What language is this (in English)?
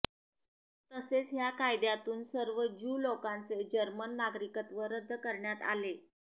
Marathi